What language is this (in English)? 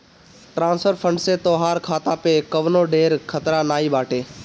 Bhojpuri